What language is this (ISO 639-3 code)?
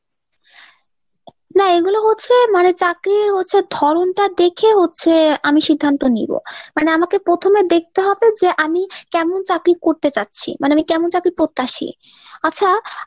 ben